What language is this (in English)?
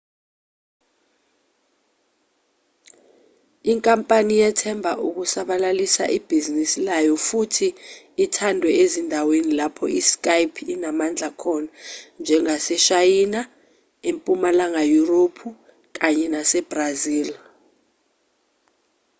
Zulu